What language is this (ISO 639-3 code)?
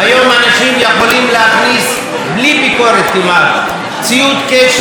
heb